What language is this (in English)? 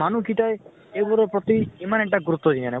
Assamese